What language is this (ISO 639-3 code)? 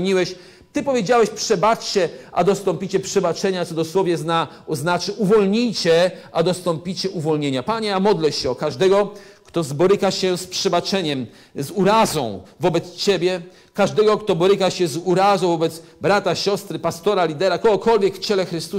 pol